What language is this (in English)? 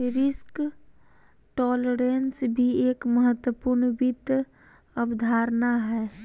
Magahi